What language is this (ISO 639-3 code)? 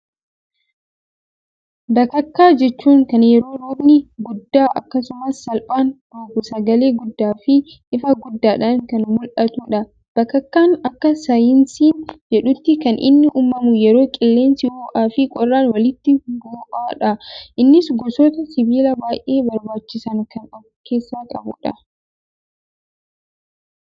orm